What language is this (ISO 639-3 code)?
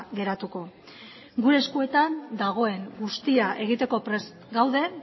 eus